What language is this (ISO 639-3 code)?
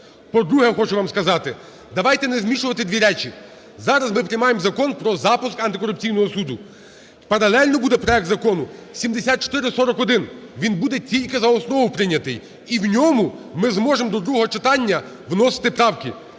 ukr